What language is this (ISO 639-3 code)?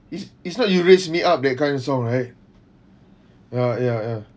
eng